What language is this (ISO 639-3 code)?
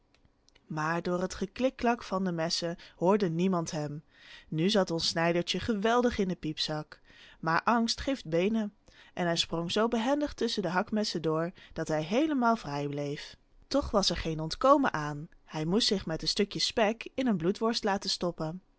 nld